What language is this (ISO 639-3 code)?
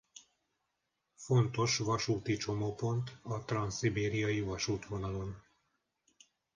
hun